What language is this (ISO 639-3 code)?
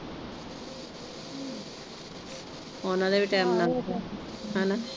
pan